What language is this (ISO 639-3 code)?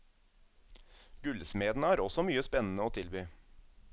nor